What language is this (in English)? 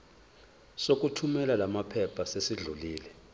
Zulu